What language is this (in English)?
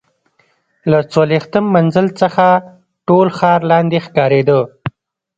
Pashto